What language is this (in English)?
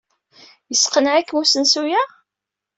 Kabyle